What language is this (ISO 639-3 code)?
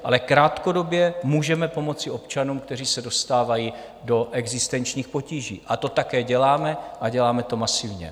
ces